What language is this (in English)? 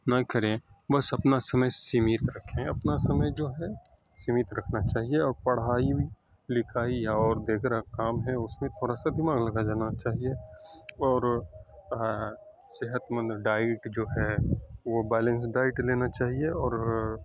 Urdu